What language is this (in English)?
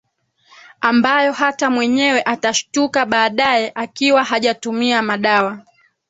Swahili